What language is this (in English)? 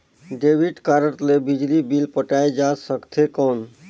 Chhattisgarhi